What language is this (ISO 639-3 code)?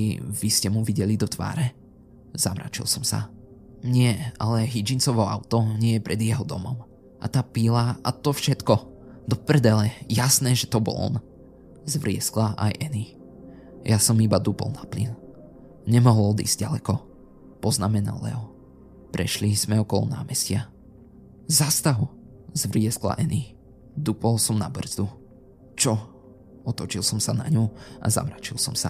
slk